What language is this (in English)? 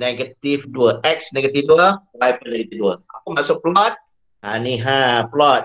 Malay